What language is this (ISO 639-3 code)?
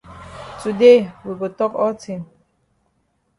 wes